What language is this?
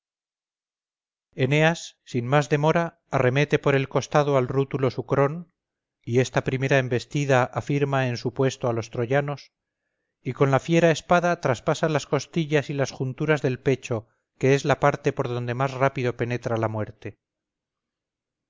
Spanish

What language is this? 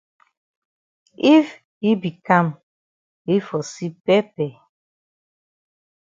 Cameroon Pidgin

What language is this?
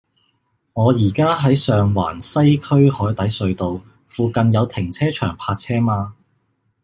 Cantonese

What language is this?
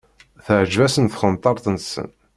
Kabyle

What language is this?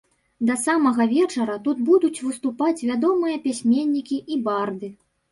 Belarusian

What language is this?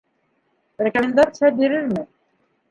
Bashkir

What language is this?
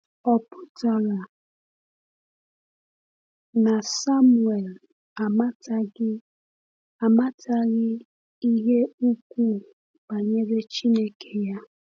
Igbo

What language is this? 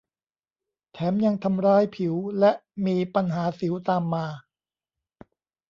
Thai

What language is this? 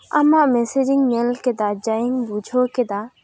Santali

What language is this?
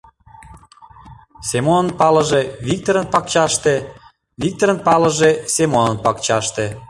Mari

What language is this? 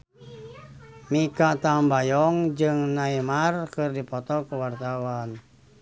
Sundanese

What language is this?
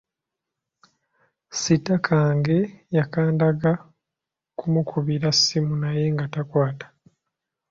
Ganda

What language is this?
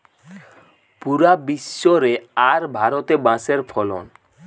Bangla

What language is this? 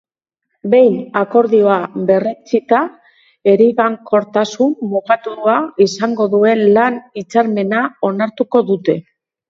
Basque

